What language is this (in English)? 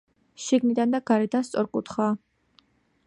Georgian